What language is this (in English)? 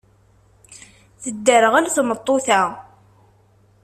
Kabyle